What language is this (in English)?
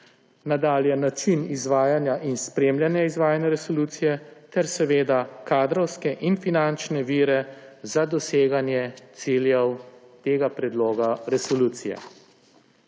Slovenian